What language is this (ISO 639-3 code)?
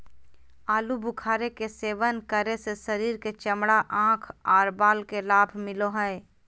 mag